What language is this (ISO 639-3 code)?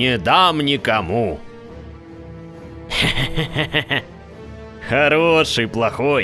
rus